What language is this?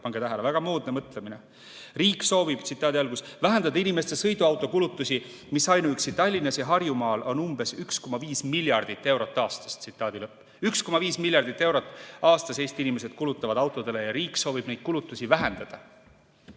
Estonian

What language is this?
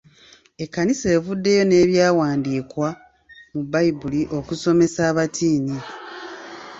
Ganda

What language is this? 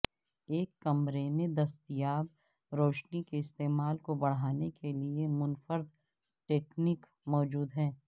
Urdu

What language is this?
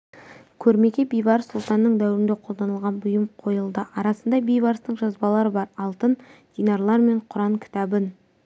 Kazakh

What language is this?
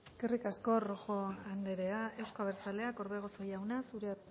Basque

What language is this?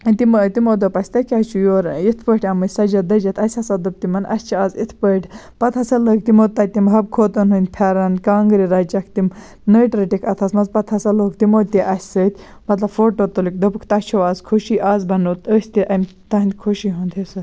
Kashmiri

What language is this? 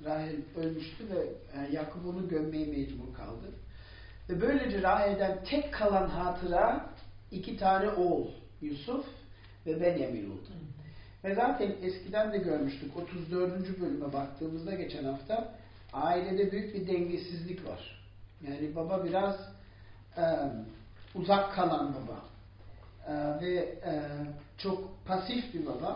Turkish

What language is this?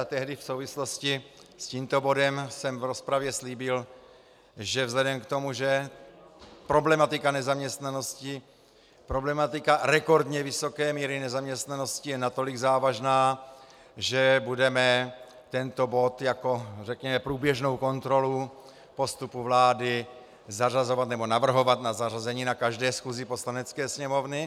Czech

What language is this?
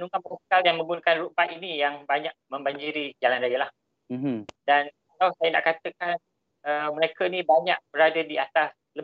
Malay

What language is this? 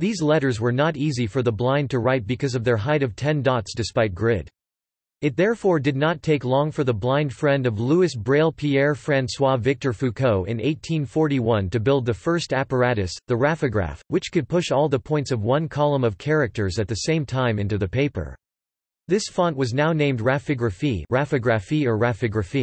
English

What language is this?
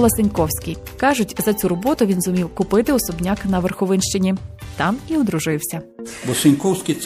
Ukrainian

